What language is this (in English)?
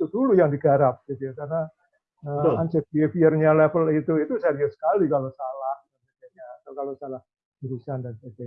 Indonesian